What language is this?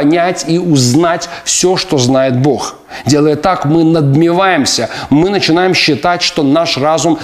Russian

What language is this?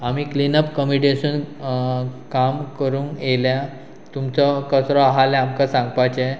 Konkani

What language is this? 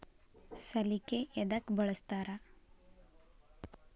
Kannada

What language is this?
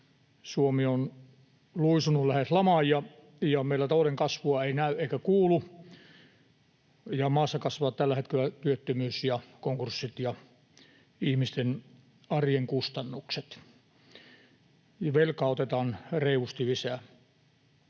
Finnish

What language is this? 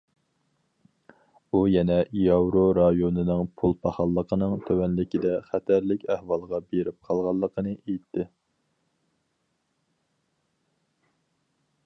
Uyghur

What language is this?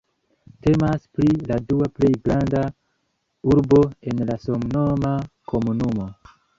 Esperanto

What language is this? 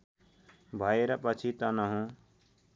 Nepali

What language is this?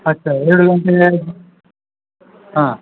Kannada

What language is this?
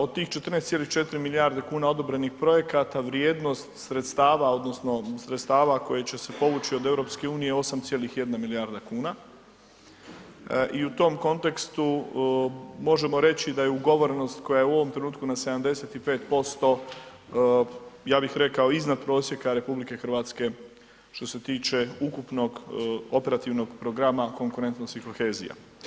Croatian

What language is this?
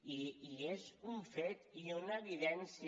Catalan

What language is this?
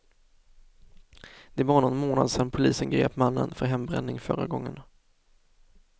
Swedish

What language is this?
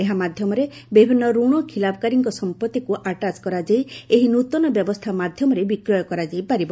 Odia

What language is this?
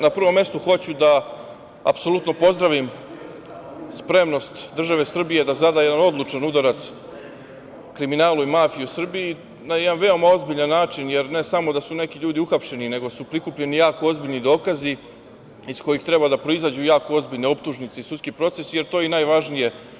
Serbian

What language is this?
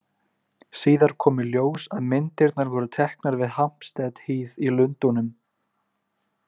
Icelandic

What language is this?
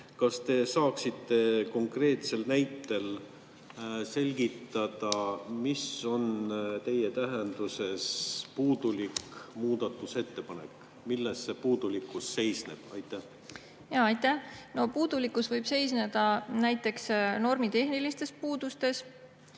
Estonian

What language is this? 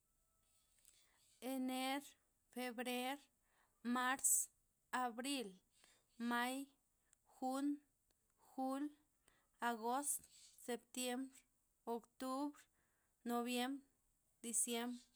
Loxicha Zapotec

